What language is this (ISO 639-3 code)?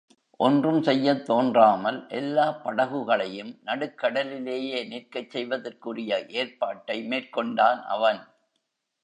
tam